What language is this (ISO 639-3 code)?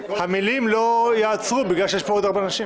heb